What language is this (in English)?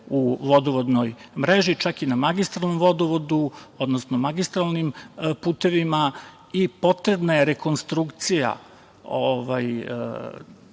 Serbian